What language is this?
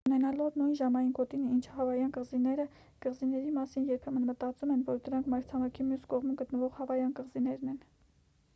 Armenian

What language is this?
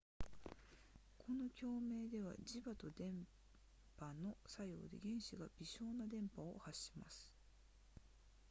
Japanese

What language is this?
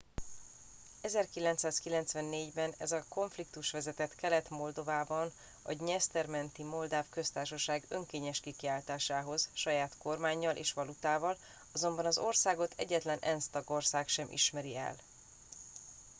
Hungarian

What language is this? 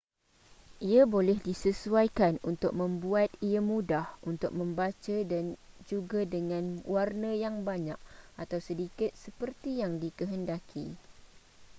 Malay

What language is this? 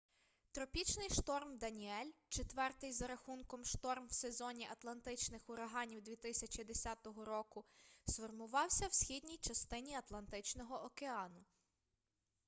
Ukrainian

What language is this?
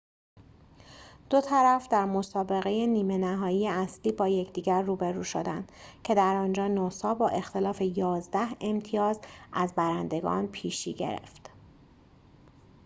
Persian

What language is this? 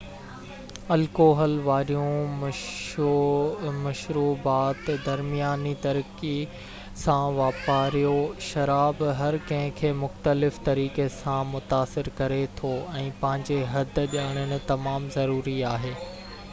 Sindhi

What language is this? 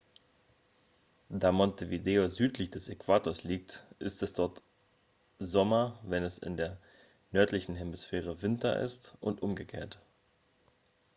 German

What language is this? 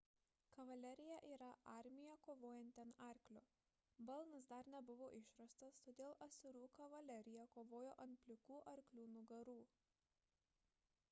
Lithuanian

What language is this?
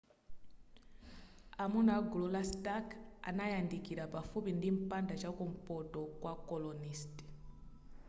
Nyanja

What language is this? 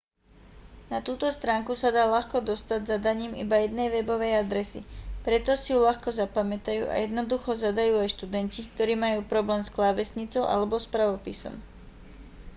Slovak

